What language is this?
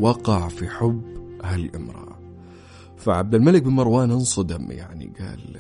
Arabic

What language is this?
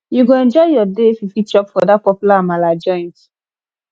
Nigerian Pidgin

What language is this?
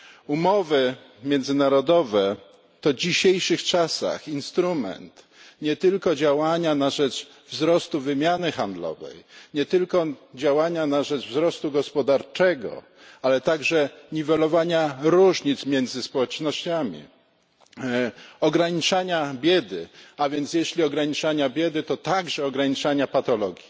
Polish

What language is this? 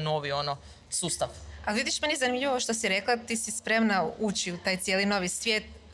Croatian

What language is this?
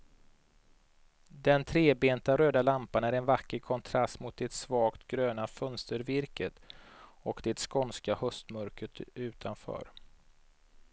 Swedish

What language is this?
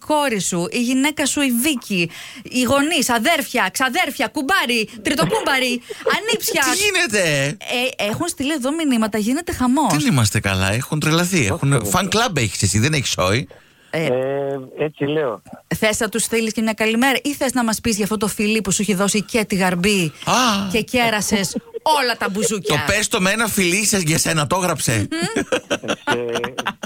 Greek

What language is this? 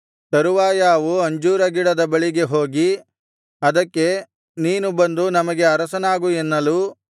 Kannada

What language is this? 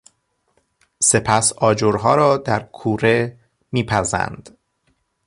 Persian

